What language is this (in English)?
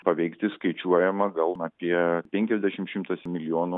Lithuanian